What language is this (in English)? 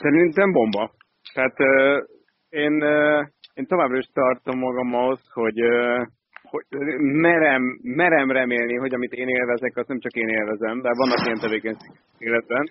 Hungarian